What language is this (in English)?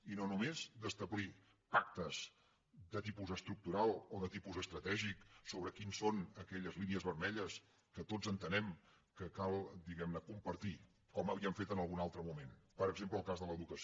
Catalan